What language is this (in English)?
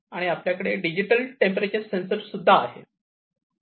Marathi